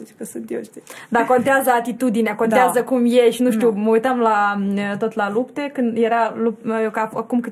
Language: Romanian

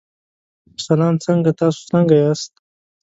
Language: Pashto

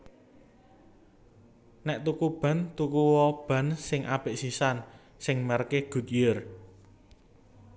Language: Javanese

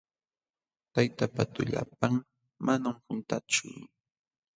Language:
Jauja Wanca Quechua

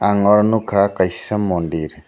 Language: Kok Borok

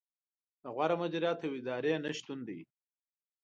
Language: Pashto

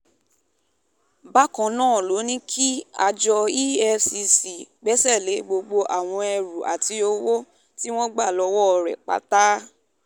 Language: Yoruba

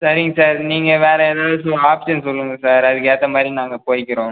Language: Tamil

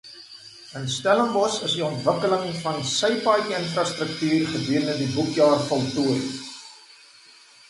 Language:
Afrikaans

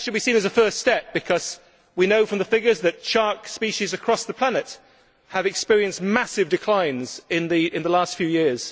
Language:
English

